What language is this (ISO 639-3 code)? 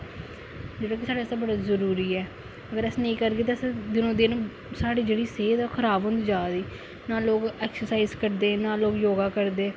doi